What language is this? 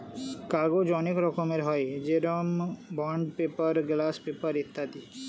Bangla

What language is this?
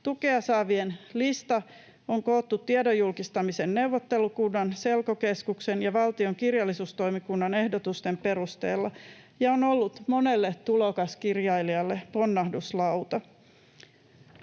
Finnish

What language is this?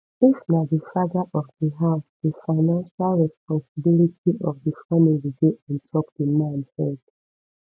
Nigerian Pidgin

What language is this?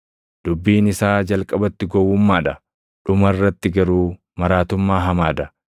Oromo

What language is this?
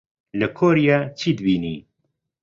Central Kurdish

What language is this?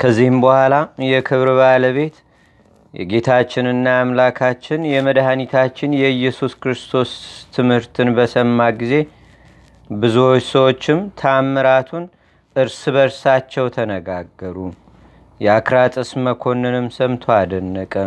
Amharic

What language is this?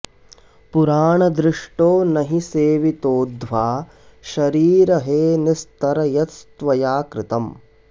Sanskrit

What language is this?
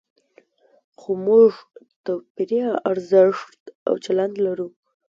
Pashto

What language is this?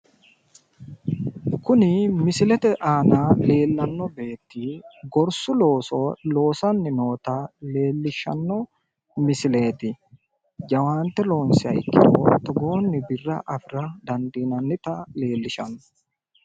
Sidamo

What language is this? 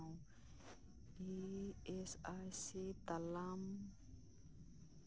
Santali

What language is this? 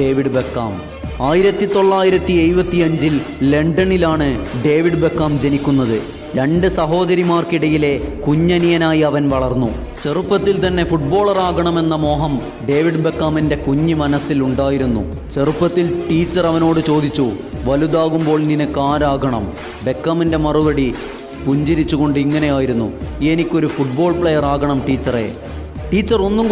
Dutch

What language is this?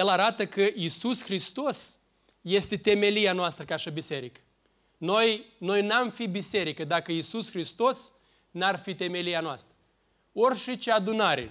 Romanian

